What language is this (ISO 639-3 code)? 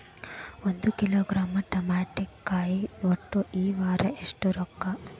kan